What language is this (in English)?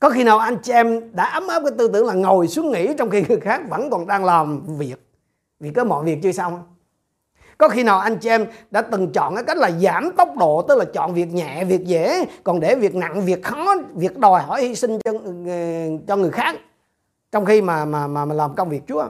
Vietnamese